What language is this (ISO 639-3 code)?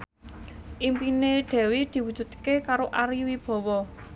jav